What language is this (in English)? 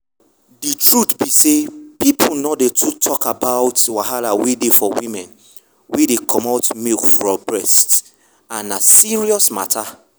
Nigerian Pidgin